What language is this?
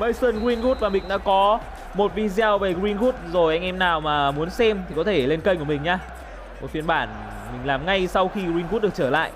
Vietnamese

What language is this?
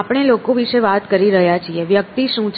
Gujarati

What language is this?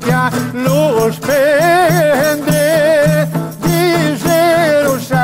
Romanian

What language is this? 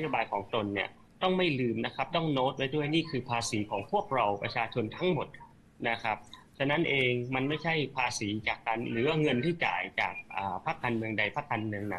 Thai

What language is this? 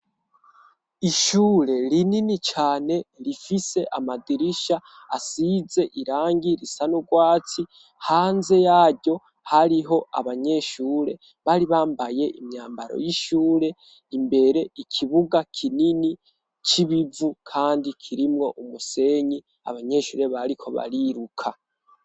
Rundi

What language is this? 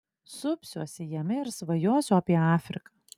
Lithuanian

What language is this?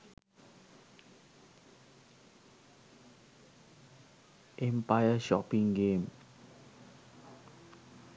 Sinhala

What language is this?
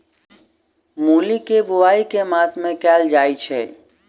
Maithili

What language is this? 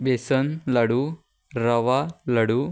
Konkani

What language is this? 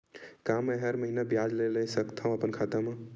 Chhattisgarhi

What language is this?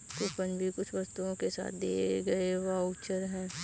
Hindi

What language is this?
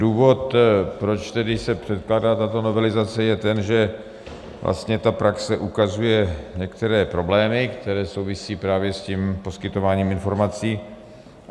Czech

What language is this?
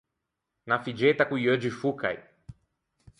Ligurian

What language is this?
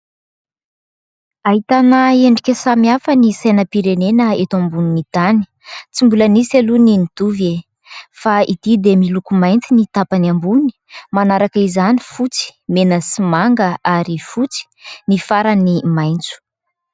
Malagasy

